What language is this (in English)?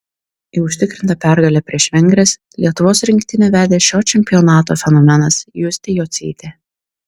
Lithuanian